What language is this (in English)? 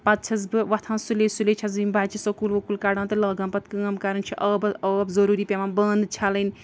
Kashmiri